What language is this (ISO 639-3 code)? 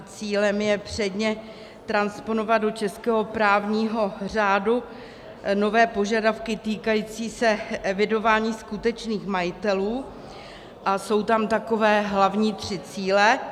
ces